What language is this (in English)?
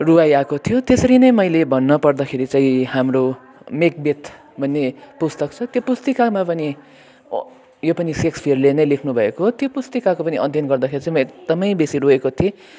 Nepali